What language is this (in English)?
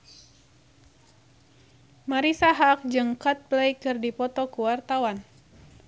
Sundanese